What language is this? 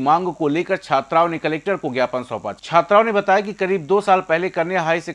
Hindi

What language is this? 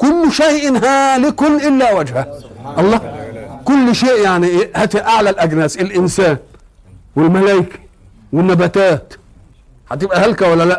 Arabic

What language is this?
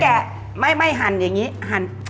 Thai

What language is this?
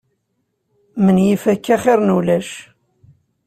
Kabyle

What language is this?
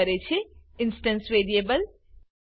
Gujarati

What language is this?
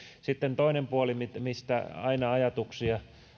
Finnish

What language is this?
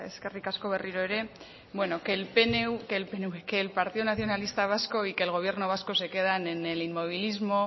Spanish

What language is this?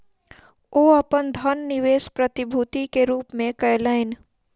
Maithili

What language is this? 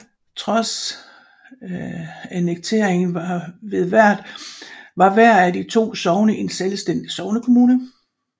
Danish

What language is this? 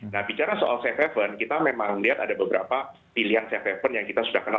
Indonesian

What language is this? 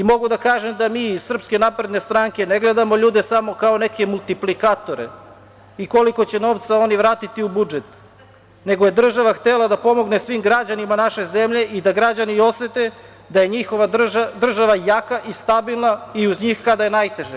Serbian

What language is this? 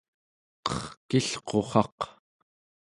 Central Yupik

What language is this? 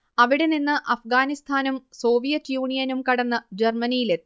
Malayalam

